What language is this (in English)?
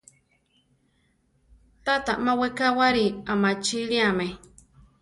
Central Tarahumara